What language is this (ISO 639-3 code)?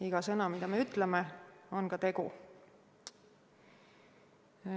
est